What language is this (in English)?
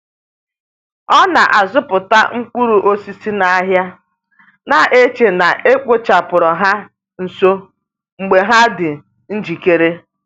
Igbo